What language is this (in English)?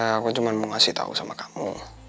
Indonesian